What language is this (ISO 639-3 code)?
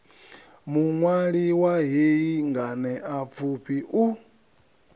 ven